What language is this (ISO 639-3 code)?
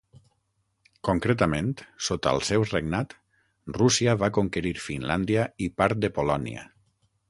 cat